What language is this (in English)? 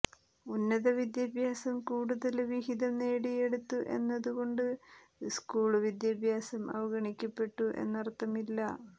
Malayalam